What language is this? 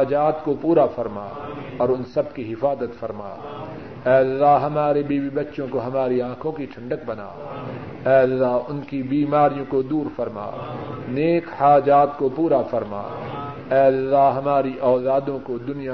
Urdu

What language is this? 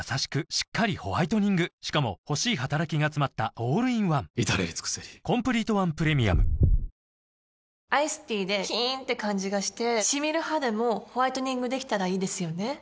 Japanese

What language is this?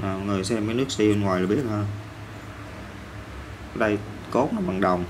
Vietnamese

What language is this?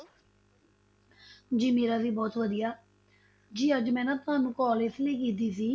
Punjabi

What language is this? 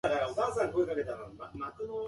Japanese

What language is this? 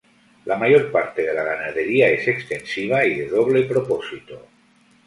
Spanish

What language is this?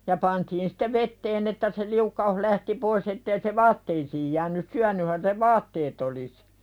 Finnish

